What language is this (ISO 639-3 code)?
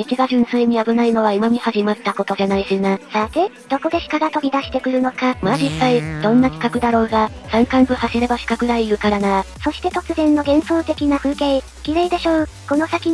jpn